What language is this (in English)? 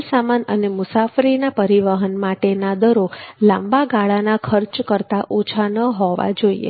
Gujarati